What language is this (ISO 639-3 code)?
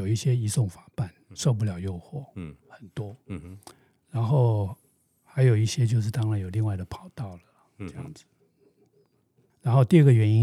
zho